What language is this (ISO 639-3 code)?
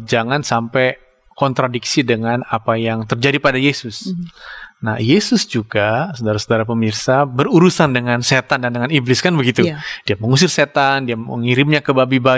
ind